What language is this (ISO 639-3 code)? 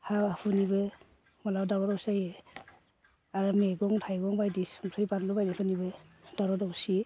brx